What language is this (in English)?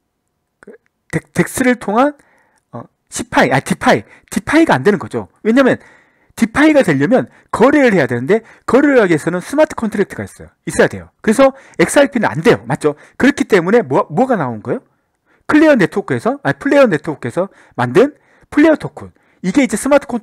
Korean